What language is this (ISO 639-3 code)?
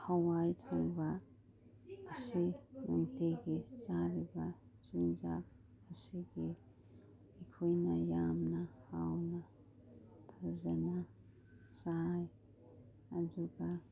mni